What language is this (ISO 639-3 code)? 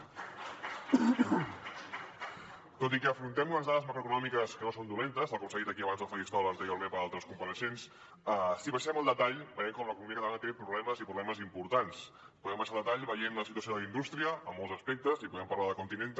cat